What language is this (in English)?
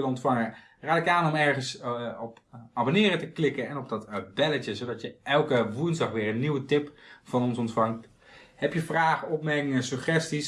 Dutch